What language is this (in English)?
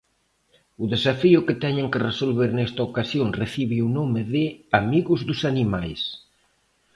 Galician